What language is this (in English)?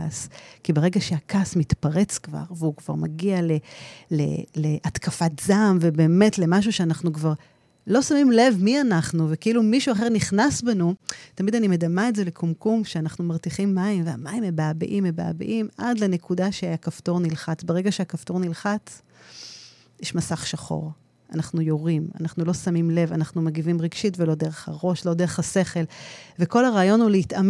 Hebrew